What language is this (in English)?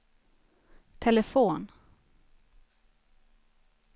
Swedish